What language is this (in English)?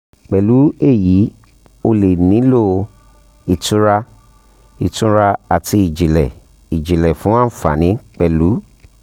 Yoruba